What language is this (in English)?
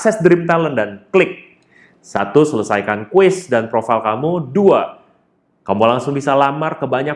Indonesian